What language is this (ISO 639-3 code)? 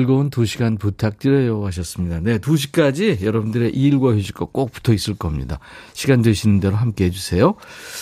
kor